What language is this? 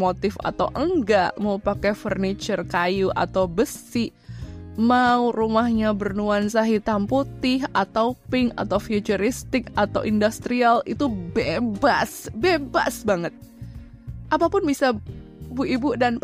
Indonesian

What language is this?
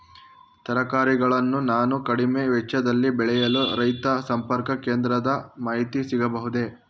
Kannada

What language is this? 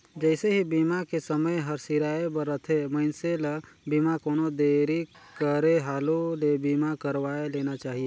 Chhattisgarhi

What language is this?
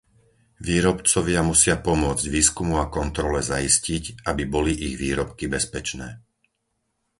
Slovak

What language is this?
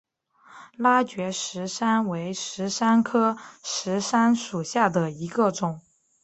Chinese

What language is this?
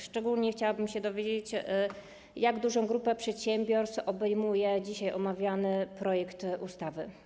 Polish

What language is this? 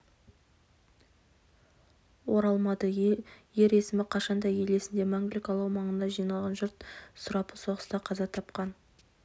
Kazakh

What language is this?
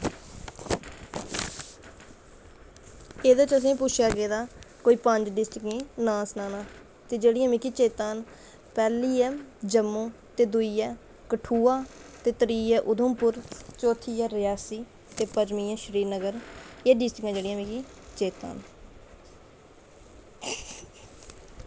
Dogri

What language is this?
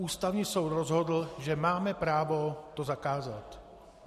Czech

